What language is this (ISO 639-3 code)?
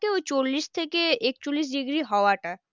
ben